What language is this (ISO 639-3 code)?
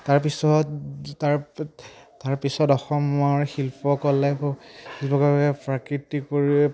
asm